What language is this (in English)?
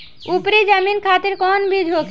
Bhojpuri